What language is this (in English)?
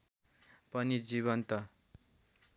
Nepali